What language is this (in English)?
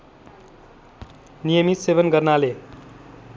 Nepali